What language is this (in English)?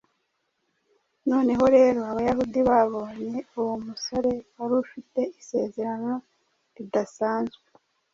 Kinyarwanda